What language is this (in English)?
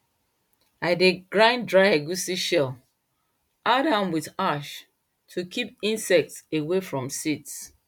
Nigerian Pidgin